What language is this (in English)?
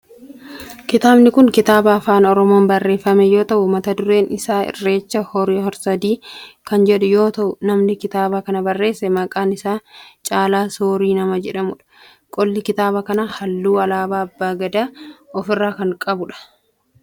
Oromo